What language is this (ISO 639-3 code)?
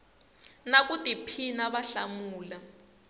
tso